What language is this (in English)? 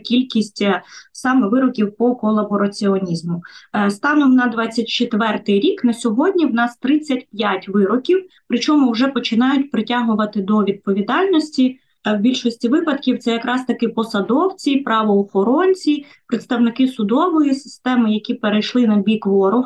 Ukrainian